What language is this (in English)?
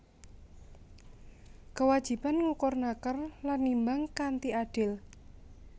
Javanese